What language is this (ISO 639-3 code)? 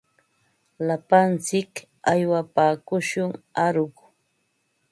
qva